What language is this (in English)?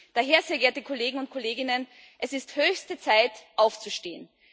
German